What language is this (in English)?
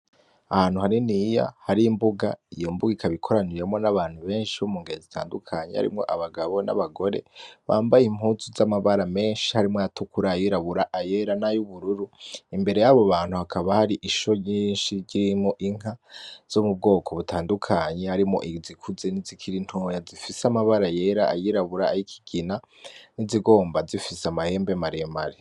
Rundi